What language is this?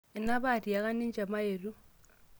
Masai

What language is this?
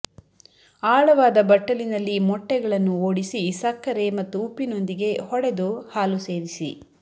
Kannada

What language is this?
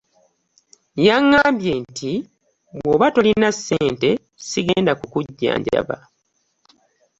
Ganda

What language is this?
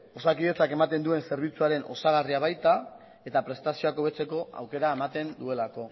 Basque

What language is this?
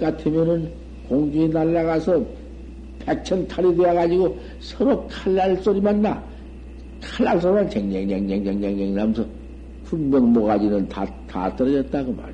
Korean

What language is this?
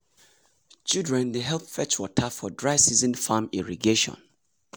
Nigerian Pidgin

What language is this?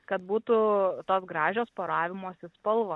Lithuanian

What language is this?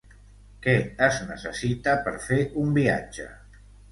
Catalan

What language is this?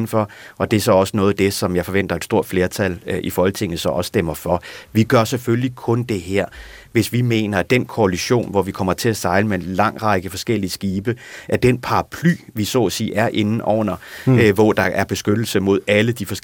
Danish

